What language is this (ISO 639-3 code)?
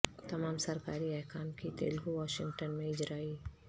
urd